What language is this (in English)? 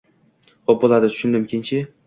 Uzbek